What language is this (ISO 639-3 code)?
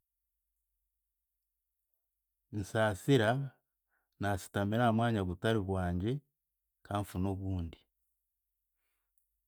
cgg